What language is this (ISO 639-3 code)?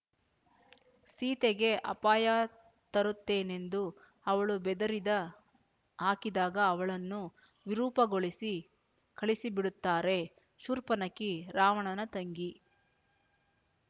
kan